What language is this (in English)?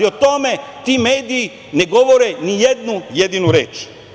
Serbian